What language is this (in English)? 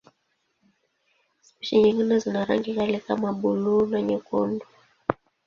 Swahili